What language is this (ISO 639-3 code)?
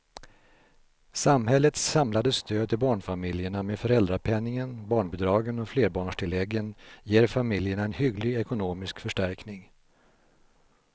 swe